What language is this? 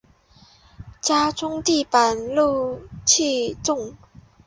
Chinese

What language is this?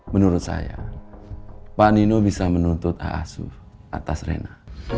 Indonesian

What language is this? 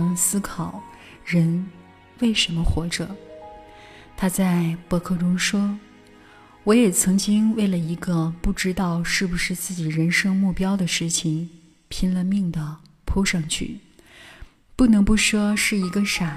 Chinese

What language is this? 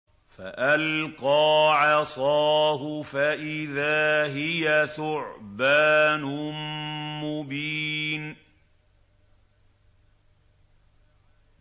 Arabic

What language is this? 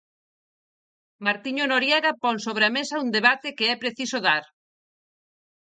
Galician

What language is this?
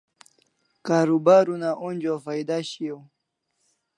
Kalasha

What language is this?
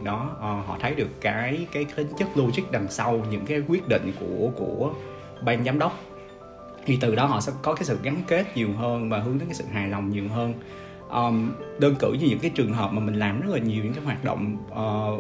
Vietnamese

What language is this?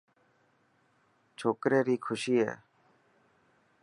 Dhatki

